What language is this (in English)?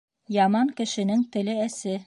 Bashkir